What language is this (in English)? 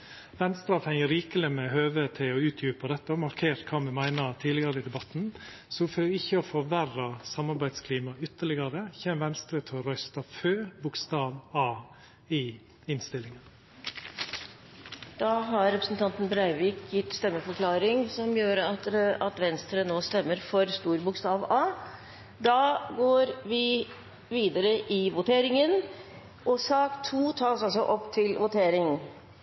Norwegian